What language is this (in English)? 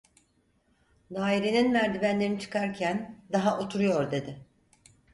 Turkish